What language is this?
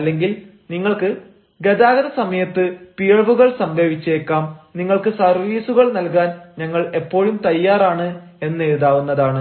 Malayalam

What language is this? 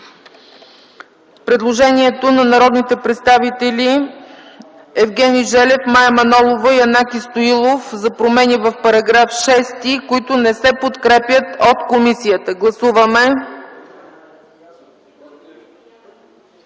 Bulgarian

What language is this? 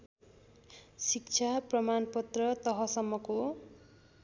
Nepali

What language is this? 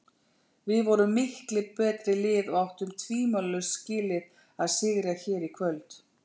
Icelandic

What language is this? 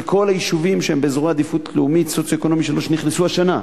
Hebrew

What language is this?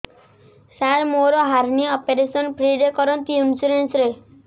Odia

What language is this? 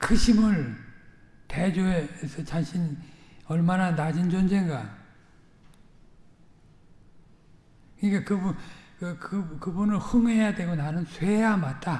Korean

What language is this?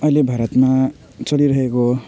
Nepali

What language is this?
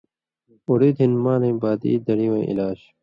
Indus Kohistani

